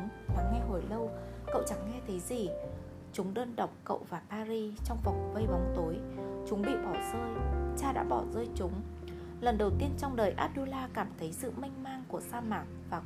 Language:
Vietnamese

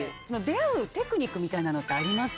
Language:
Japanese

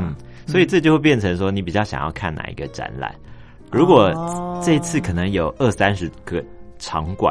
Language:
Chinese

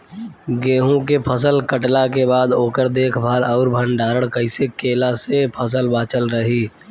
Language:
Bhojpuri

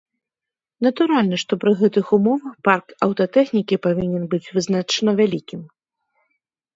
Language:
Belarusian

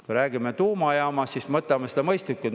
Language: Estonian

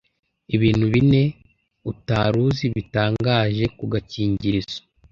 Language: Kinyarwanda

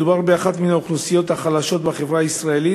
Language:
Hebrew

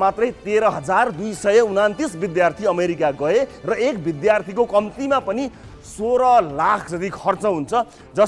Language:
Romanian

